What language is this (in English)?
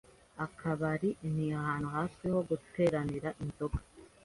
Kinyarwanda